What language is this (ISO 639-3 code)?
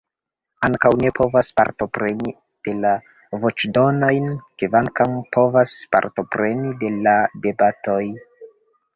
epo